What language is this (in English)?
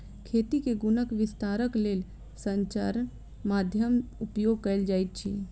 Maithili